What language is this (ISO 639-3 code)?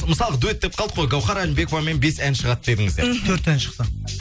kaz